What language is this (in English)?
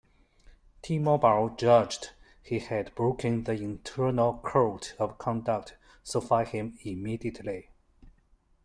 English